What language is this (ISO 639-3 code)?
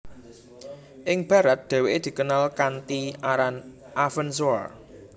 jav